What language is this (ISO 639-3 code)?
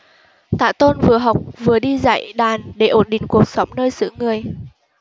vie